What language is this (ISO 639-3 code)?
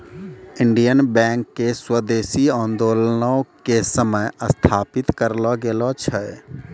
mai